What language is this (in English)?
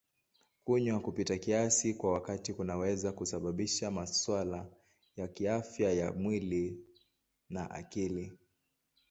Swahili